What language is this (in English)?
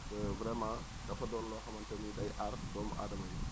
Wolof